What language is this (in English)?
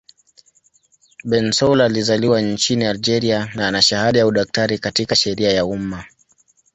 Swahili